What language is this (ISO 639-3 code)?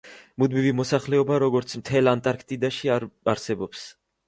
kat